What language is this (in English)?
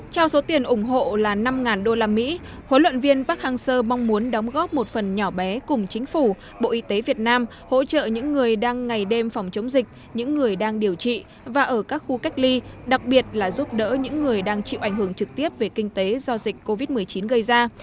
Vietnamese